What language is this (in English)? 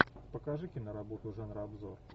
Russian